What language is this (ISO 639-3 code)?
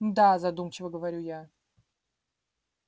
rus